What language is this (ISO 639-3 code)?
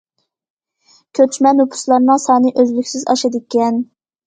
uig